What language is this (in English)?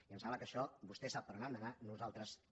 Catalan